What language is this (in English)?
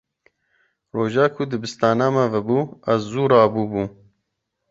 Kurdish